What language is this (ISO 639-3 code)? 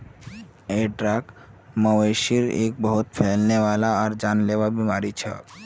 mag